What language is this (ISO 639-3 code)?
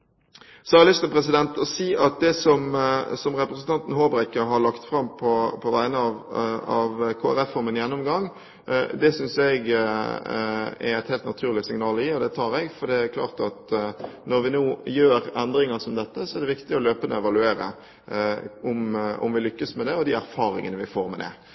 nob